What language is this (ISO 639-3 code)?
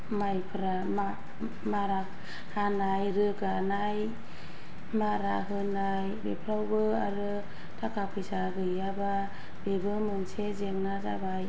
brx